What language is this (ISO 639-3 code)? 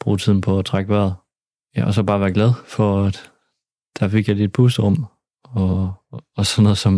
dan